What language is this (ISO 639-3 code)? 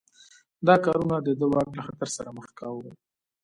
pus